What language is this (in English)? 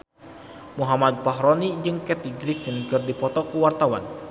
Sundanese